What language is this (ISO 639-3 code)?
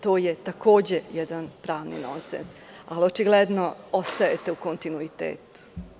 srp